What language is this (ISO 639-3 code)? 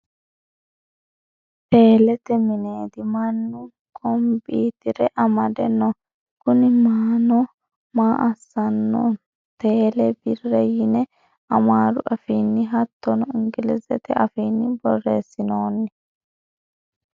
sid